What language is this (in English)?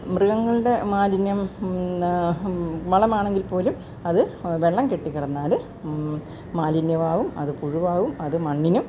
Malayalam